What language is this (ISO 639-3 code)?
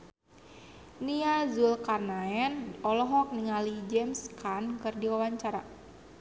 sun